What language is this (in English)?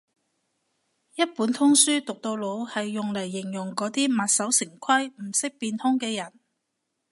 Cantonese